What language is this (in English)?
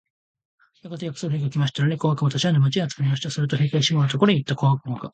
Japanese